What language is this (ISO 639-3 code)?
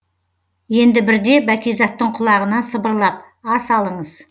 kaz